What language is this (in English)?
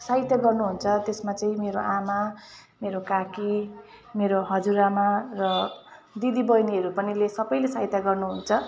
Nepali